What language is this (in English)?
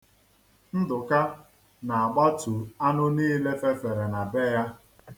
Igbo